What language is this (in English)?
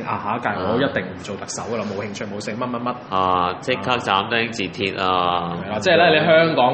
Chinese